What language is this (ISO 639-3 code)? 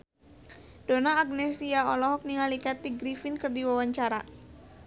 sun